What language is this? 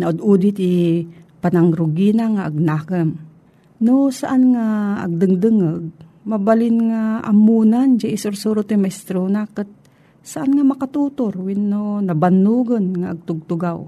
Filipino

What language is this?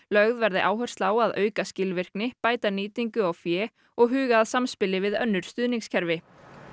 Icelandic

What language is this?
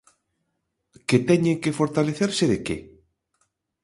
Galician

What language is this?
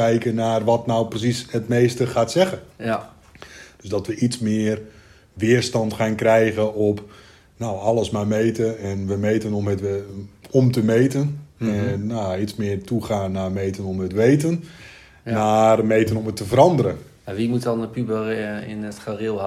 Dutch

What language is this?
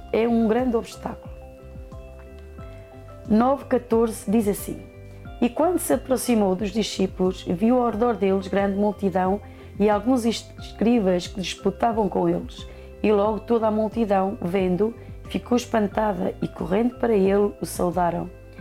Portuguese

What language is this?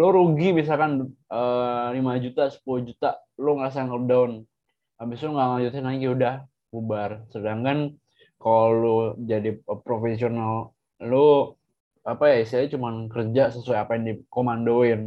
Indonesian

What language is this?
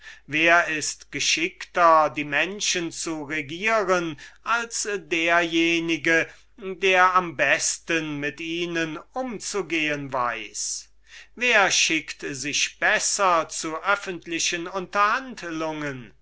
German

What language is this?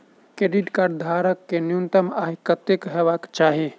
Maithili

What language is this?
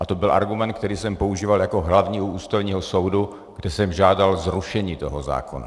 Czech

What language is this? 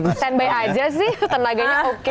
Indonesian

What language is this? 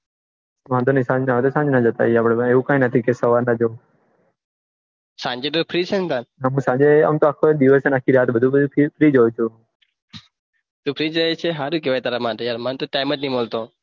Gujarati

